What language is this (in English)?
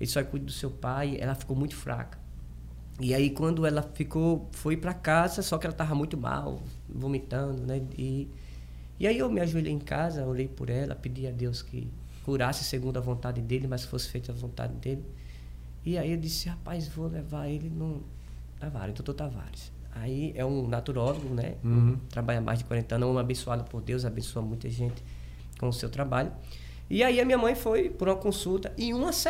Portuguese